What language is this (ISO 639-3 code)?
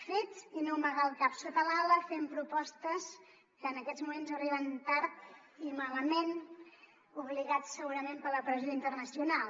cat